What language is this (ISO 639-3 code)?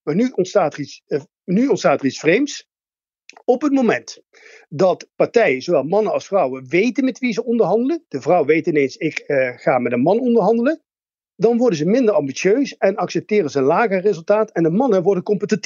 nld